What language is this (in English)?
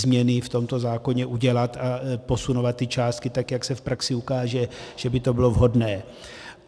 Czech